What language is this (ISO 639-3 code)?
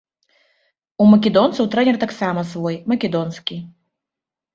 bel